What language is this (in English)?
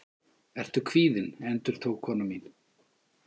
Icelandic